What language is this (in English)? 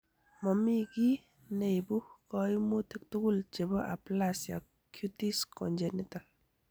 Kalenjin